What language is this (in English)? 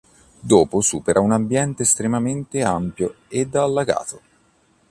Italian